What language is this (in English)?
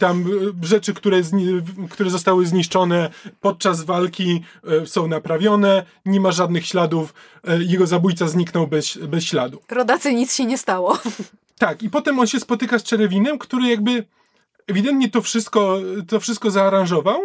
Polish